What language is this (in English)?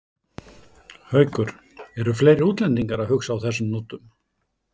Icelandic